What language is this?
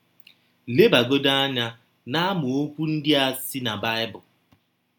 Igbo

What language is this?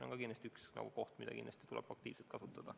Estonian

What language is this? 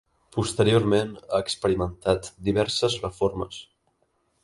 Catalan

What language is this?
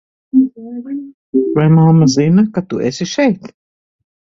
Latvian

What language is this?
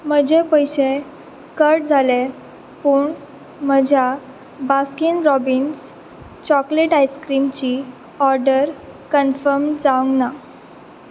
Konkani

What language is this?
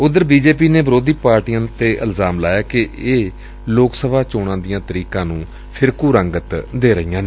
Punjabi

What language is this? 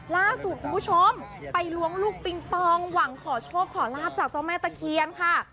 Thai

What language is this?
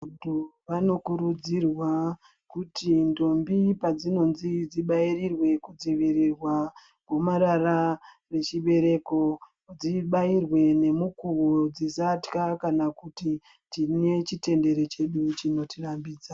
Ndau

